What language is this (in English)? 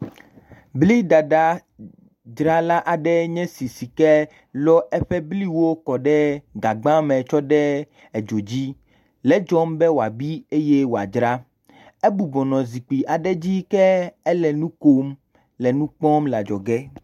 Ewe